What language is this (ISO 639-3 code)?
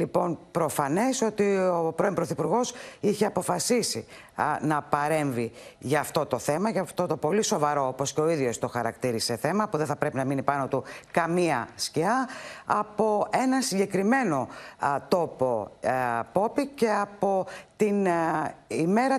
ell